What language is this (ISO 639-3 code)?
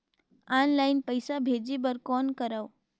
hne